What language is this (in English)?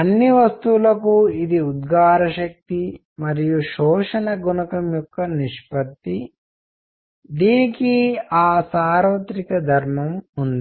Telugu